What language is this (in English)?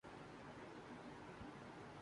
Urdu